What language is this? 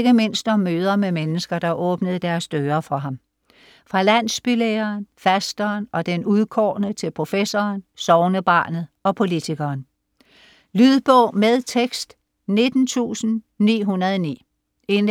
Danish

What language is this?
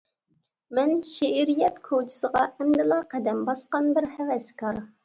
Uyghur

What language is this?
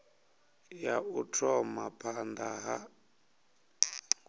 Venda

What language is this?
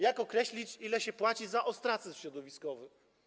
Polish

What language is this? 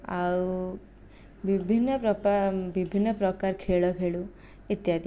Odia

